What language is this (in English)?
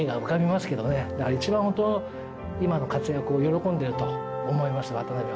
Japanese